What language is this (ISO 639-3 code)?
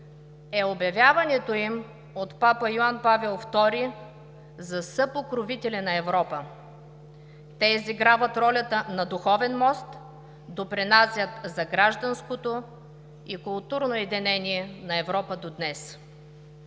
bul